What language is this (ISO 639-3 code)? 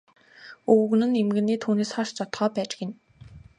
mon